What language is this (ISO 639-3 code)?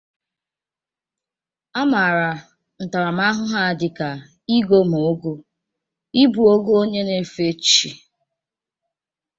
ibo